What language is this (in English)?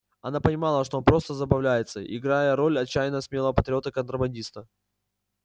Russian